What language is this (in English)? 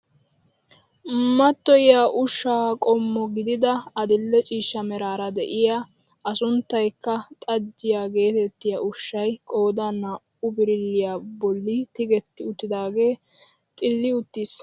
Wolaytta